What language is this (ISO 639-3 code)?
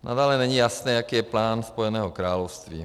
ces